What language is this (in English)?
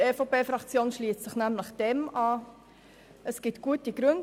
Swiss German